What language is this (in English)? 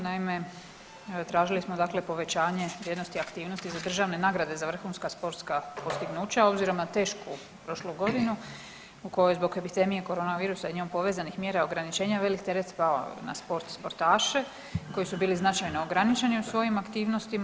Croatian